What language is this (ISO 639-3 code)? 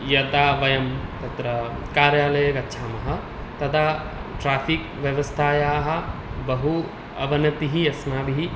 san